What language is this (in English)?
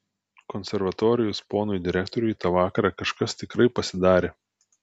Lithuanian